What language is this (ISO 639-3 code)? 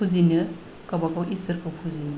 brx